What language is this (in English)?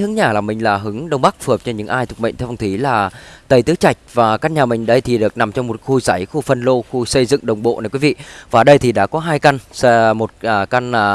Vietnamese